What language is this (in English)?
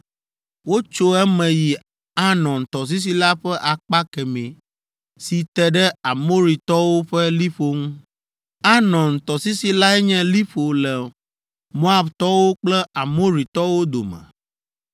Ewe